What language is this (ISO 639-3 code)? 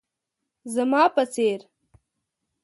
pus